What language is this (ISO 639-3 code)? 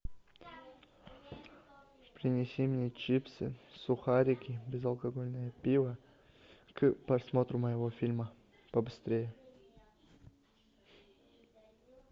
rus